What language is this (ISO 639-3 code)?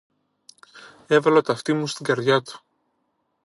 ell